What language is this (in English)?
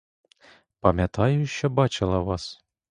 Ukrainian